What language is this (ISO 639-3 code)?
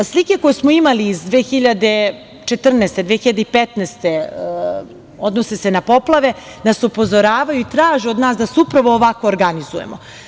srp